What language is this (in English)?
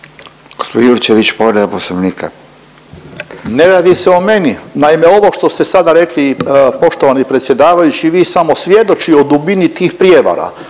Croatian